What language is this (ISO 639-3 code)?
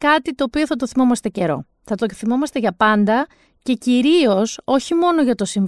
ell